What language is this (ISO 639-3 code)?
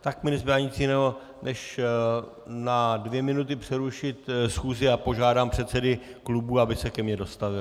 ces